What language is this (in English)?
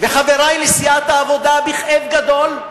Hebrew